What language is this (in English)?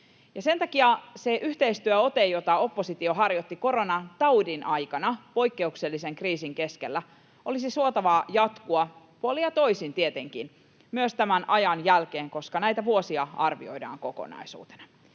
Finnish